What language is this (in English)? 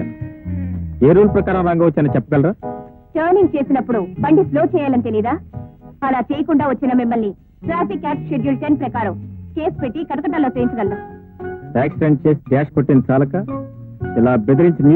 Telugu